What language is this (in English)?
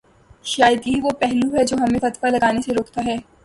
Urdu